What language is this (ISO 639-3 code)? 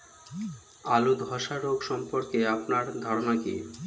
ben